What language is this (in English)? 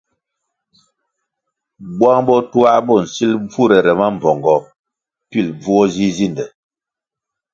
Kwasio